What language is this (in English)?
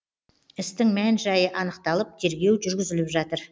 Kazakh